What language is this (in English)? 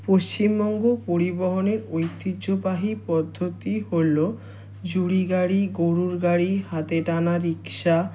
Bangla